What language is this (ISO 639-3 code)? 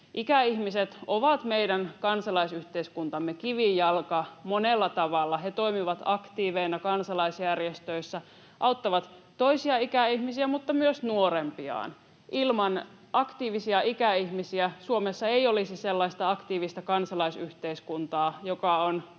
fin